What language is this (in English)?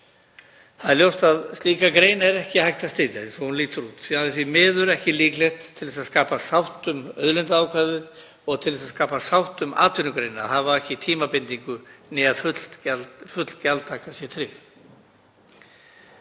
Icelandic